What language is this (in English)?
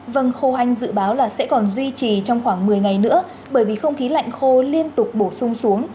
Vietnamese